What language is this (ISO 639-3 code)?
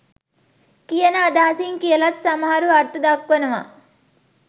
sin